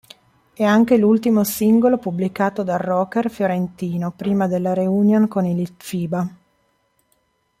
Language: Italian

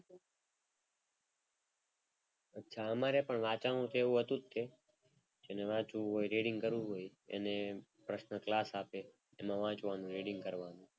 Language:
Gujarati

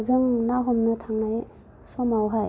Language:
Bodo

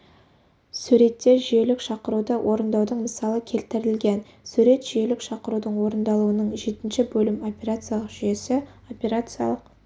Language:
Kazakh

